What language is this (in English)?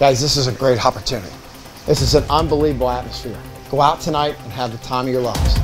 English